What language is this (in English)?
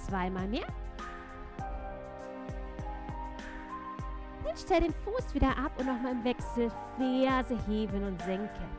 German